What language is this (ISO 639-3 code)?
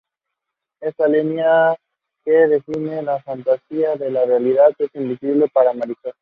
spa